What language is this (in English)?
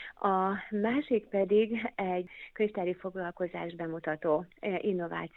Hungarian